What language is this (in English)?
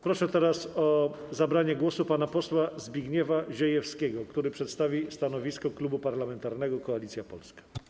Polish